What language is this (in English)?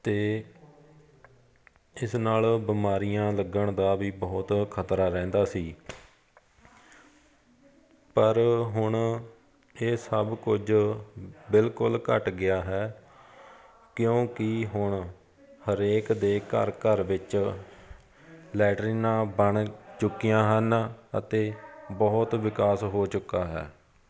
Punjabi